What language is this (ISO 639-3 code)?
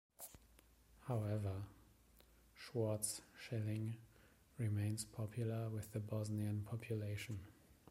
eng